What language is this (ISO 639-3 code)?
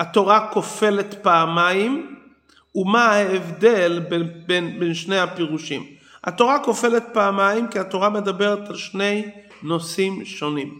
heb